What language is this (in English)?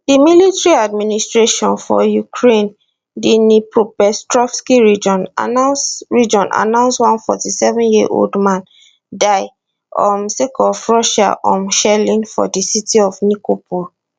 Nigerian Pidgin